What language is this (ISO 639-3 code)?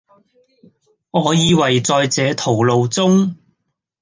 yue